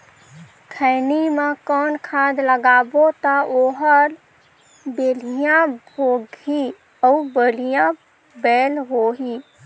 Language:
Chhattisgarhi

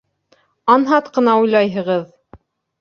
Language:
Bashkir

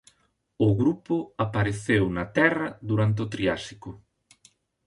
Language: Galician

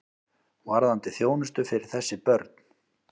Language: Icelandic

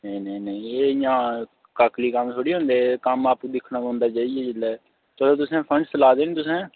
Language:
Dogri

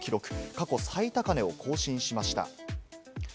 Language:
Japanese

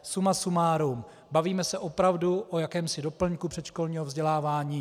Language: Czech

